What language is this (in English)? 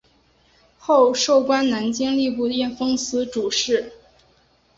Chinese